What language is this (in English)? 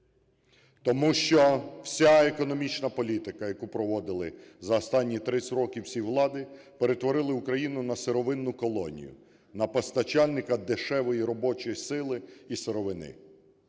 Ukrainian